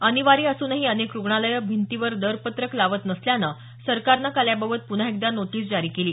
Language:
Marathi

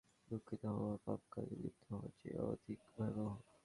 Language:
Bangla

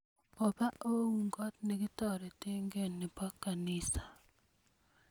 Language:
Kalenjin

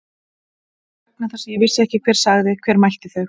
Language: Icelandic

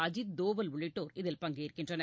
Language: Tamil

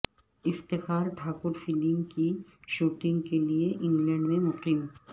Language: Urdu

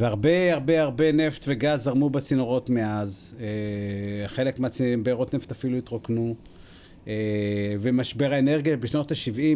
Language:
Hebrew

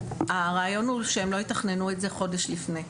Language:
Hebrew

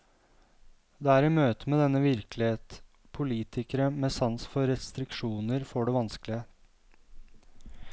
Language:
Norwegian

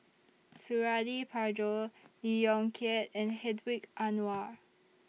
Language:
English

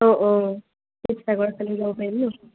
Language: Assamese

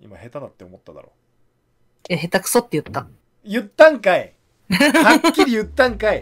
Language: Japanese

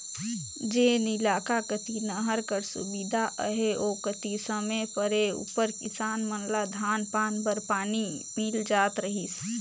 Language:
Chhattisgarhi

